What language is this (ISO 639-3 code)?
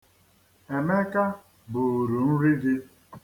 ibo